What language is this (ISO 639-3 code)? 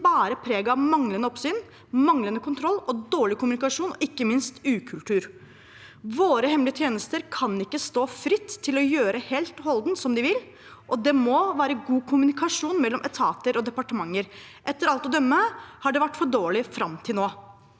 nor